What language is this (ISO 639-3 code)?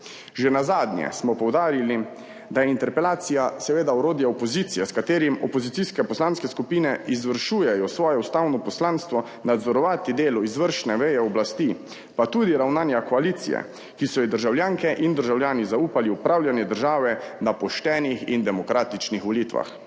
slv